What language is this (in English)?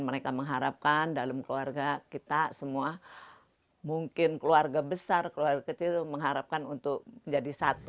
Indonesian